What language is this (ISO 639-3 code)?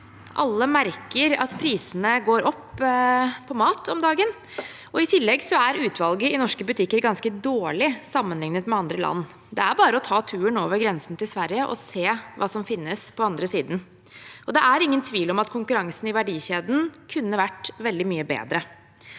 nor